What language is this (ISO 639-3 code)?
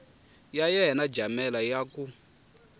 tso